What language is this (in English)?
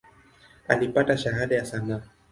Swahili